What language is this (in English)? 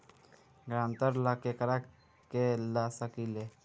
Bhojpuri